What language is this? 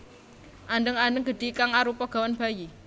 Javanese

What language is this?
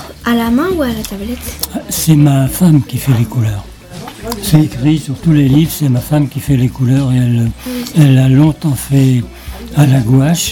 French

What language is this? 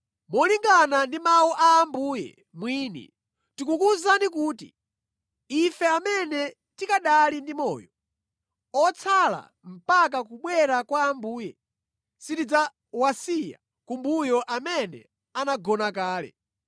Nyanja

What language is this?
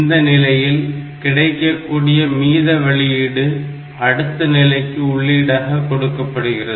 Tamil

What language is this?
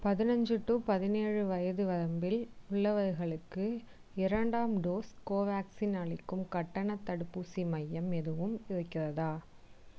Tamil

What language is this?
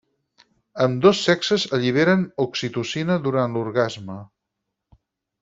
Catalan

